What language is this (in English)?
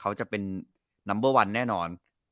Thai